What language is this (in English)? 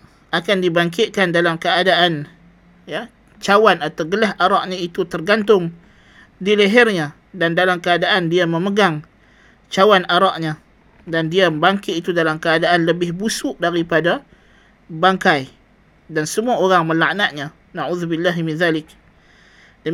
Malay